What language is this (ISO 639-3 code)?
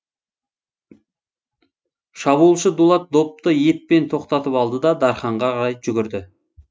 kaz